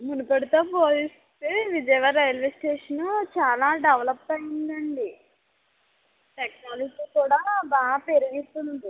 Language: Telugu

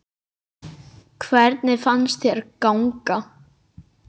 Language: Icelandic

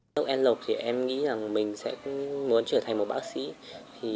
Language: Vietnamese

